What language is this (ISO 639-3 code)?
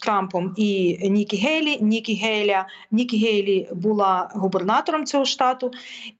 ukr